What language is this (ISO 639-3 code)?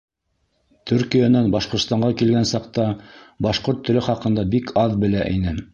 bak